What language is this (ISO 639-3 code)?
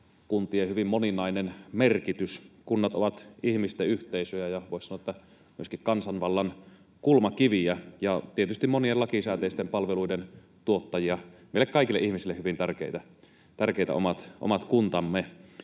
fin